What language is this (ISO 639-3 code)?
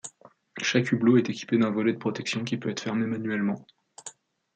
fra